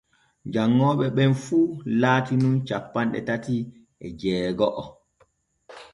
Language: Borgu Fulfulde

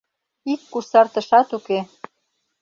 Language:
Mari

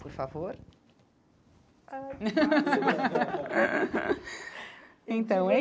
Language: Portuguese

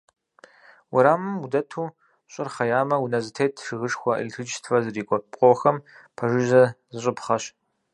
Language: Kabardian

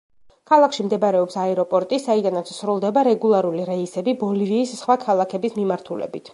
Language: Georgian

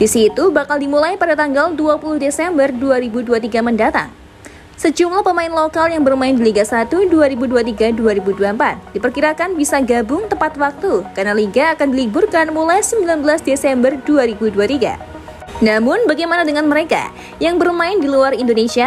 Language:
Indonesian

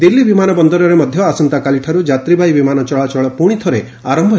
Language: Odia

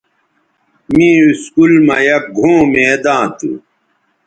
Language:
Bateri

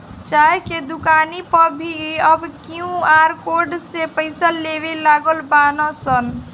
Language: Bhojpuri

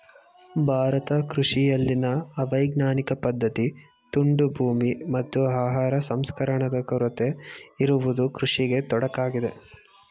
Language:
Kannada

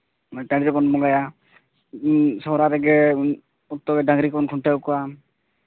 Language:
Santali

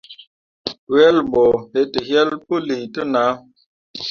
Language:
Mundang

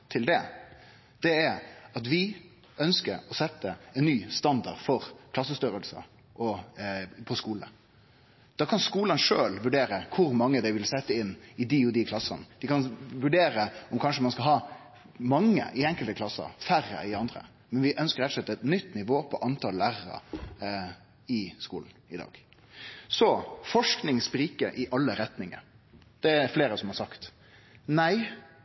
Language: Norwegian Nynorsk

